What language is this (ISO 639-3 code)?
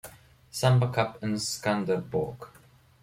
deu